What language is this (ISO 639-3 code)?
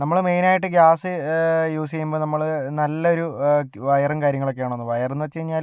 mal